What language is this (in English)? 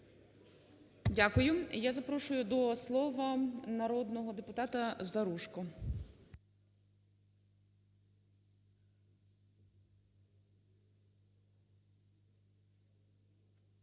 Ukrainian